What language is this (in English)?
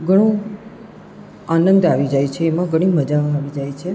Gujarati